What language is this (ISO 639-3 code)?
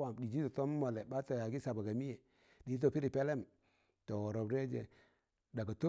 tan